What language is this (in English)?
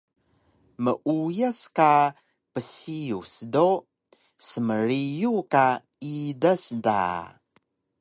Taroko